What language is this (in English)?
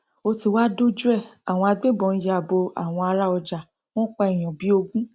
Yoruba